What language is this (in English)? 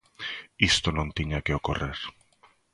Galician